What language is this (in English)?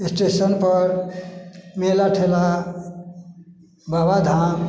Maithili